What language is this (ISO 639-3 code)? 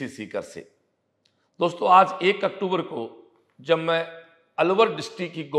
hin